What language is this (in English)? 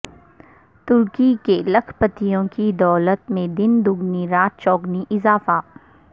Urdu